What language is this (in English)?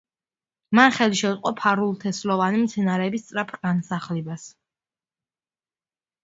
Georgian